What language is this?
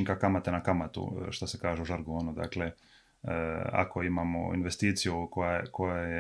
Croatian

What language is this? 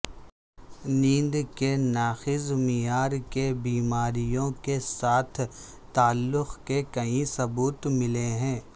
Urdu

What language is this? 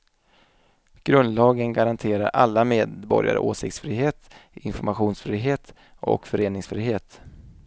Swedish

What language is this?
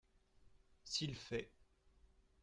French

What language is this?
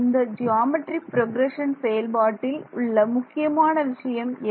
Tamil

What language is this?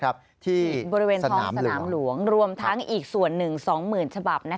Thai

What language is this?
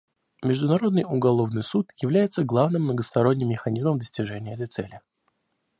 Russian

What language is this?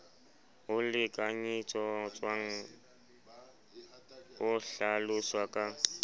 Southern Sotho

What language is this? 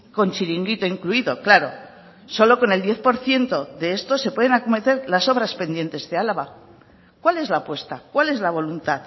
Spanish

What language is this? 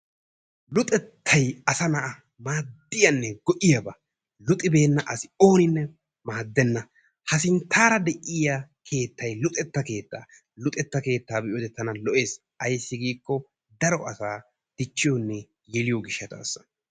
Wolaytta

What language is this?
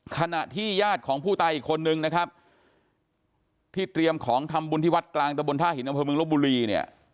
Thai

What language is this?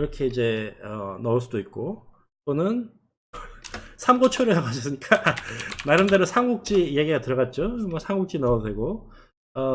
Korean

